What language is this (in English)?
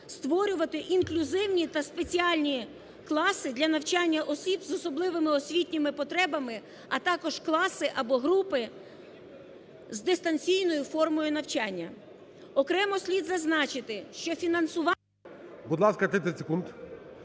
Ukrainian